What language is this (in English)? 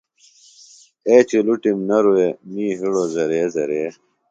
Phalura